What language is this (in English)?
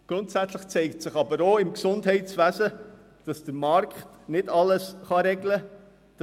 Swiss German